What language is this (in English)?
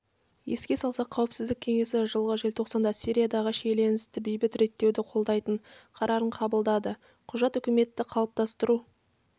Kazakh